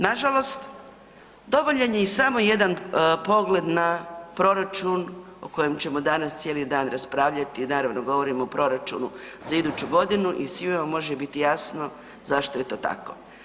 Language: Croatian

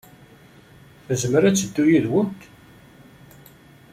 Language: Kabyle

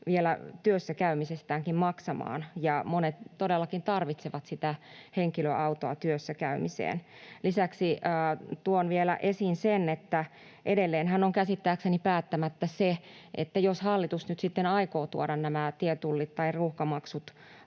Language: Finnish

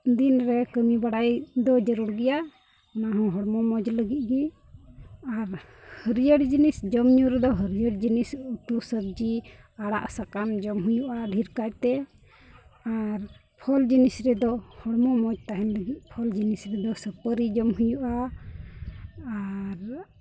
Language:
Santali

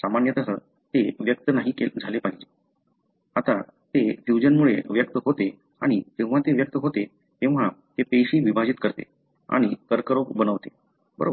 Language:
Marathi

